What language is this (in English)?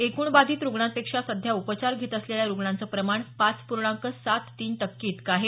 Marathi